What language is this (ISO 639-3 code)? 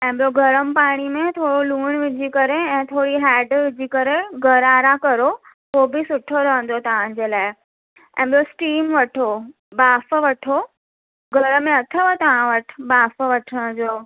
snd